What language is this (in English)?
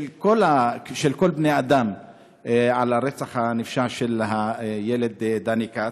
Hebrew